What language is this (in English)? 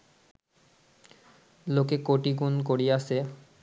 Bangla